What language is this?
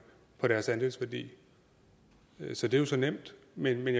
Danish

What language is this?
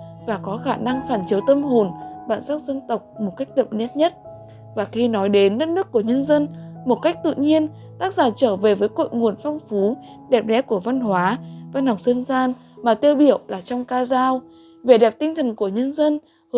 Vietnamese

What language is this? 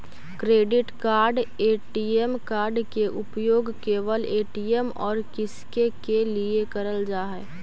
Magahi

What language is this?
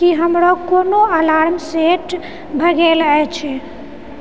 Maithili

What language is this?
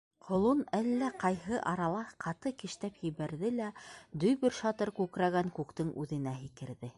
Bashkir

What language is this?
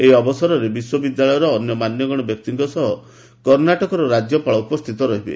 Odia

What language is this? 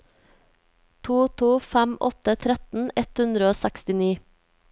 Norwegian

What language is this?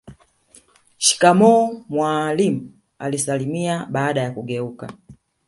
Swahili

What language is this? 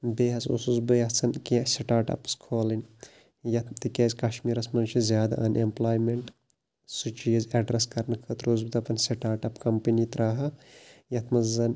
Kashmiri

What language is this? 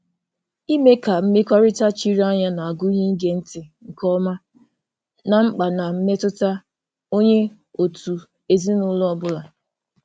Igbo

